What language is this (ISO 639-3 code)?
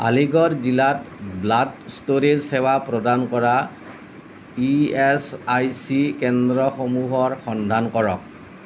asm